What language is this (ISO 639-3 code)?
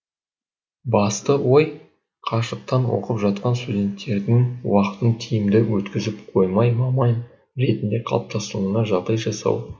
kaz